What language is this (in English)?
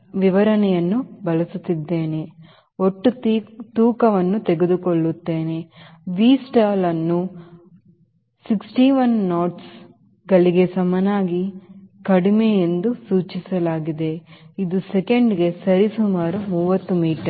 Kannada